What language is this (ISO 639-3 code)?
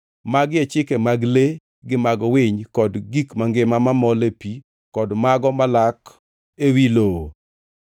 luo